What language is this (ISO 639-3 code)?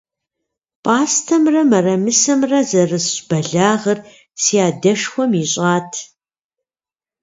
kbd